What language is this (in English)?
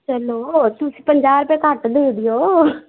Punjabi